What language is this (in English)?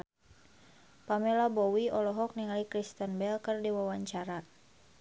Sundanese